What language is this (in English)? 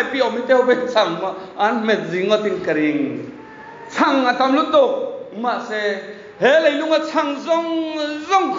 Thai